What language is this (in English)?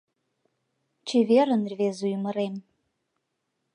Mari